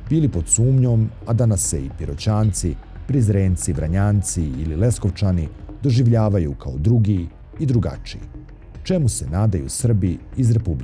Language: Croatian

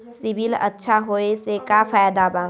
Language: Magahi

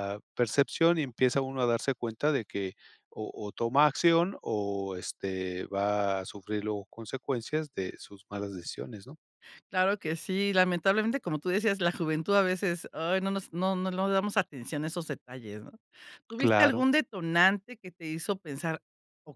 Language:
Spanish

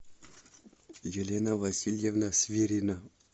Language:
Russian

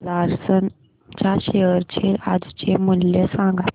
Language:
Marathi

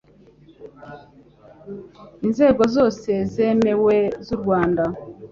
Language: Kinyarwanda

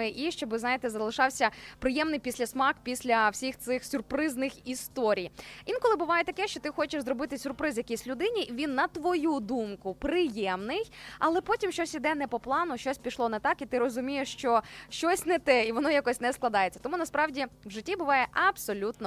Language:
Ukrainian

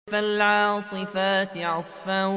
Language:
Arabic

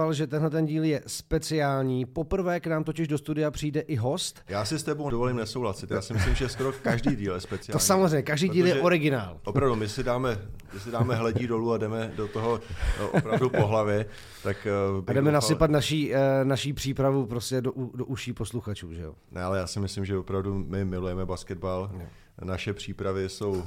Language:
Czech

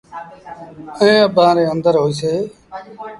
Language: Sindhi Bhil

